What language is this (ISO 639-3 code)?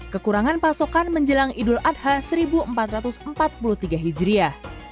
ind